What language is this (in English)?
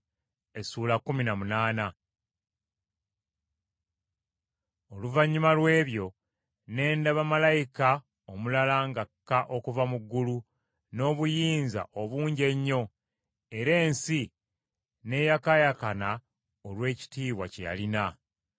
Ganda